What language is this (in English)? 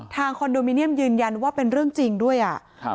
Thai